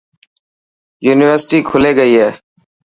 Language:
Dhatki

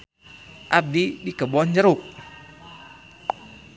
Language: Sundanese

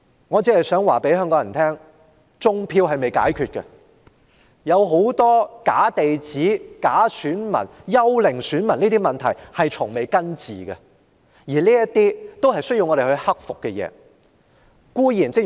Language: Cantonese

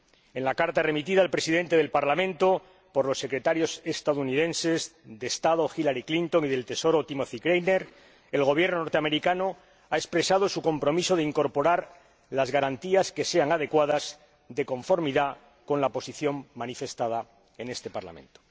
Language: Spanish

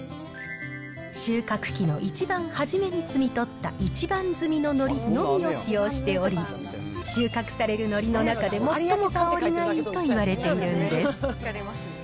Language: Japanese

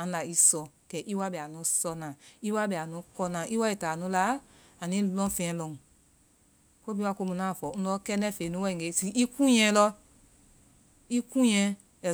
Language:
Vai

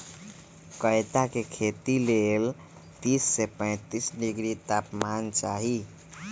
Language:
Magahi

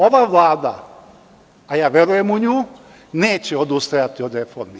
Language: Serbian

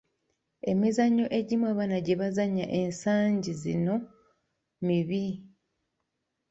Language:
Ganda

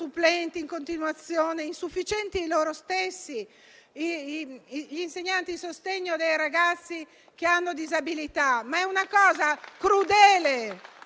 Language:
Italian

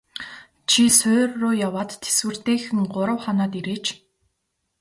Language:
Mongolian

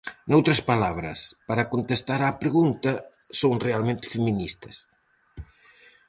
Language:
Galician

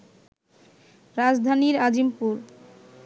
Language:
Bangla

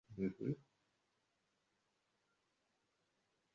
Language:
Ganda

